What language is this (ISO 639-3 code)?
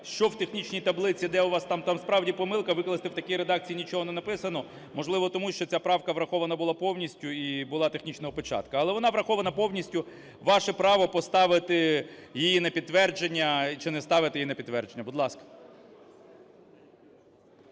ukr